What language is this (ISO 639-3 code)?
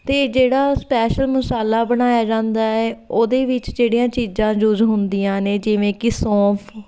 pan